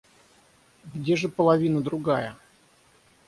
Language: Russian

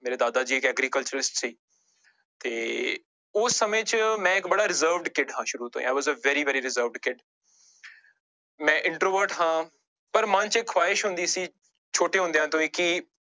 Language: Punjabi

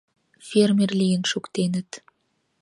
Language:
Mari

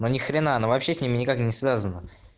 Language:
Russian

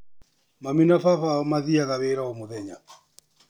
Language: Kikuyu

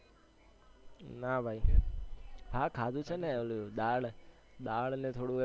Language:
Gujarati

